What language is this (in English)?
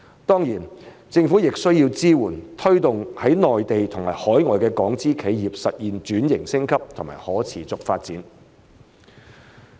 Cantonese